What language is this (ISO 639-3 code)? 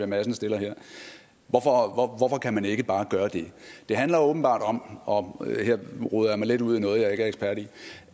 dan